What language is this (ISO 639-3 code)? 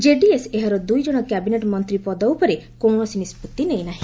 ori